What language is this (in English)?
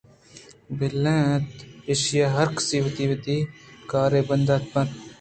Eastern Balochi